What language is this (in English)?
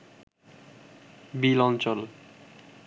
Bangla